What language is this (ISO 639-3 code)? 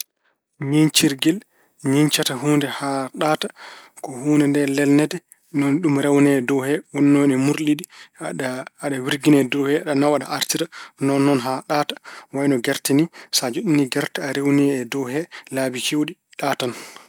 ful